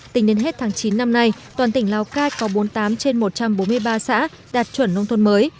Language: Vietnamese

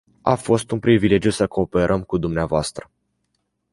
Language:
Romanian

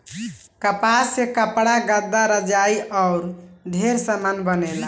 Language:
Bhojpuri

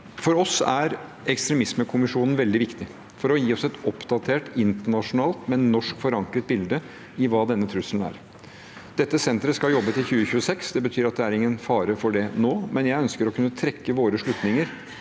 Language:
Norwegian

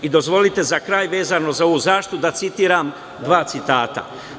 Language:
Serbian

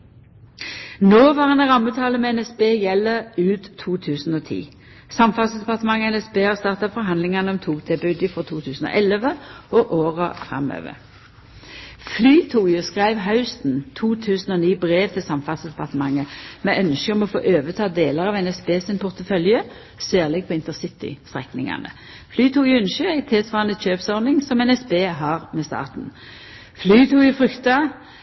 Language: Norwegian Nynorsk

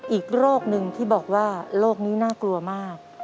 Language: Thai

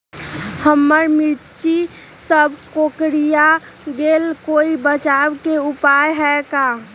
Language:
Magahi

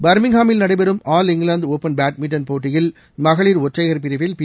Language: Tamil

